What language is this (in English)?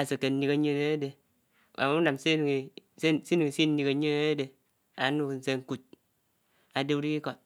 Anaang